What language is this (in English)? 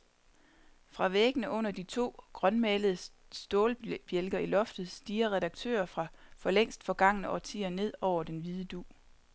Danish